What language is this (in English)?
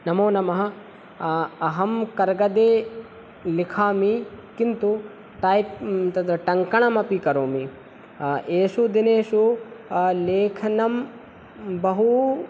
Sanskrit